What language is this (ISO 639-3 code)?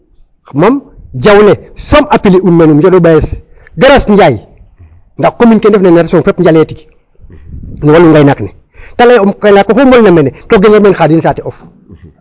srr